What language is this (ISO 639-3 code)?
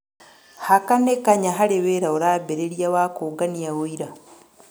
kik